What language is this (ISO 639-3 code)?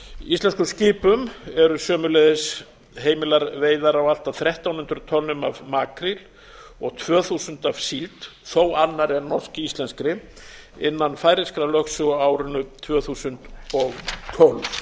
isl